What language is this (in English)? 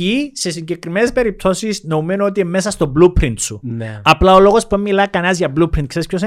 Greek